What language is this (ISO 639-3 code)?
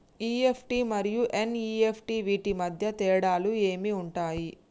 tel